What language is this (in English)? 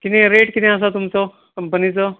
Konkani